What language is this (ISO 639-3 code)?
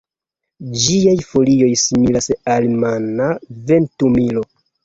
epo